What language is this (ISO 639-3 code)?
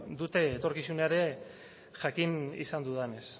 eus